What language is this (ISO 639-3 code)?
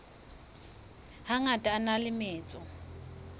sot